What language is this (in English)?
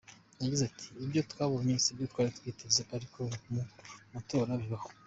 Kinyarwanda